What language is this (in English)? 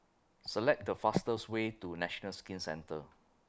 English